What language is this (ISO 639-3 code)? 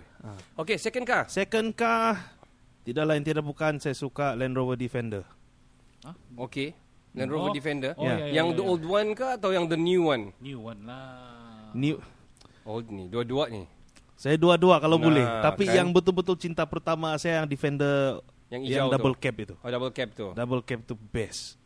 msa